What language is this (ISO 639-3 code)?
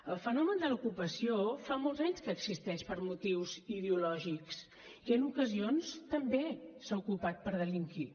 cat